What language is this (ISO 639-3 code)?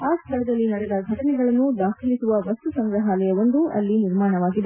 kan